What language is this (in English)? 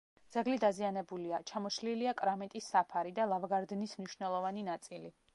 Georgian